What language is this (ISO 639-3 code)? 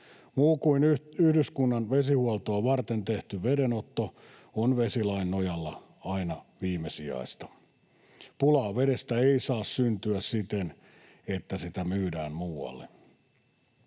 fin